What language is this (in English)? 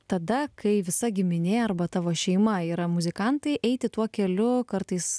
Lithuanian